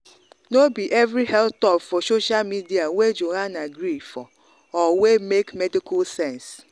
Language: Nigerian Pidgin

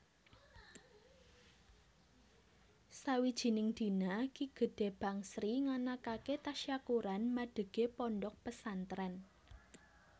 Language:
Javanese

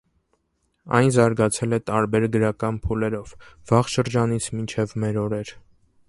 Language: Armenian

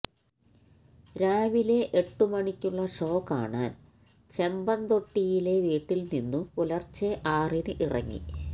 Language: Malayalam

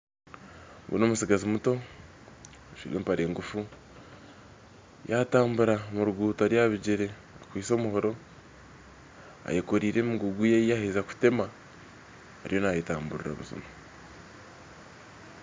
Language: Nyankole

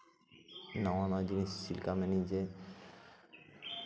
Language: Santali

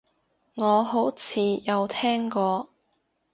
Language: Cantonese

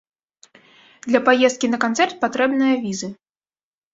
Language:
Belarusian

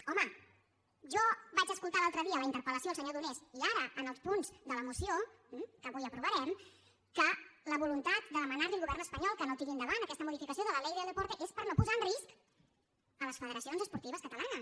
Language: Catalan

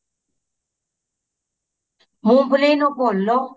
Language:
Punjabi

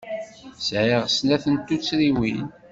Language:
Kabyle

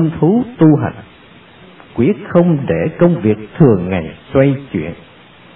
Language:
Vietnamese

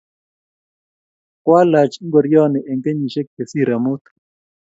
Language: Kalenjin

